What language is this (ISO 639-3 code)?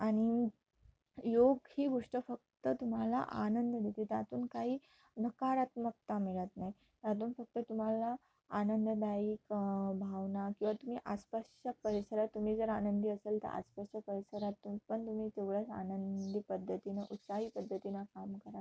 mar